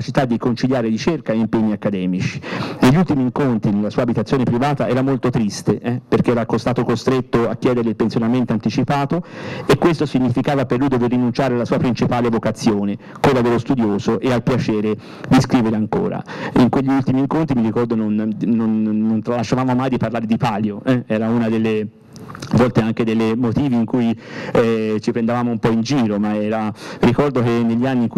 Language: Italian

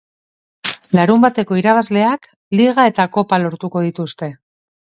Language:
Basque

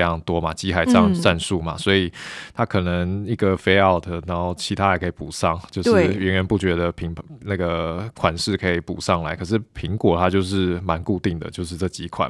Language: Chinese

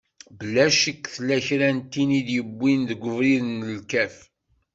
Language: Kabyle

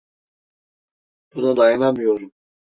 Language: Turkish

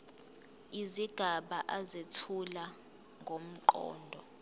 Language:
Zulu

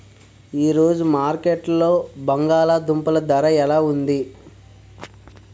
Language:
Telugu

